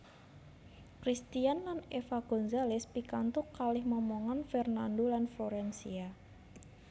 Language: Javanese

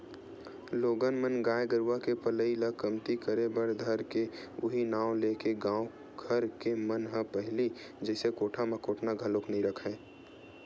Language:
Chhattisgarhi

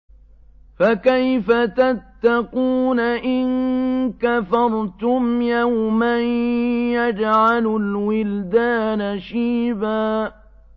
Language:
Arabic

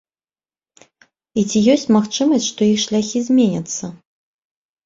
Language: Belarusian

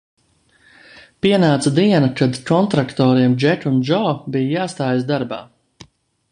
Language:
Latvian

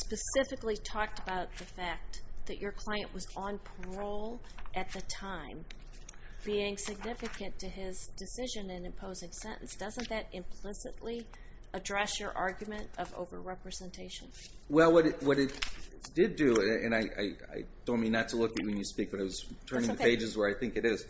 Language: English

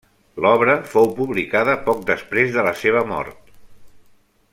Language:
Catalan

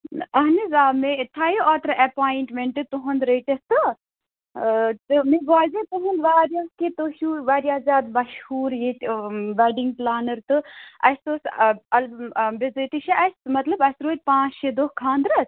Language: Kashmiri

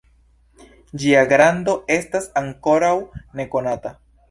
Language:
Esperanto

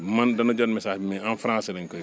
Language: Wolof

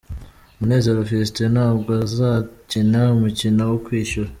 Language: Kinyarwanda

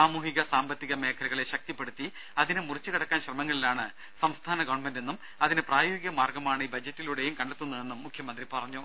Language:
Malayalam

